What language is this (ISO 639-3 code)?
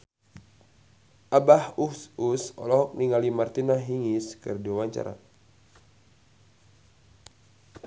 sun